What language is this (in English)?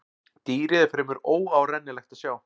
Icelandic